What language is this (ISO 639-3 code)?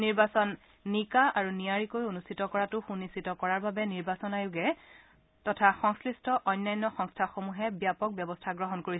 asm